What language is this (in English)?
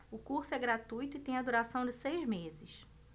Portuguese